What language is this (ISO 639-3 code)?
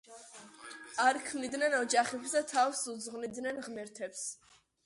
kat